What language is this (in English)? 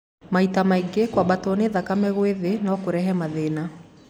Kikuyu